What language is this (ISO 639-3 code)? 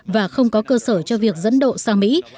vie